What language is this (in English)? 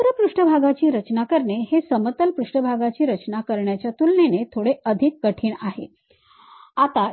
Marathi